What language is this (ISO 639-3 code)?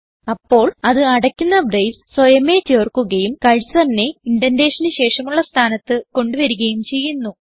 mal